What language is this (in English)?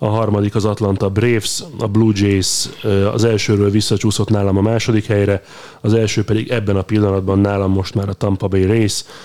Hungarian